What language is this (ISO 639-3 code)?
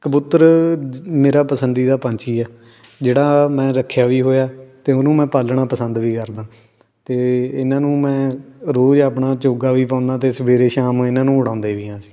pan